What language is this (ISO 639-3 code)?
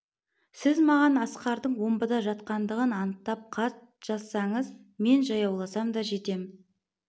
kaz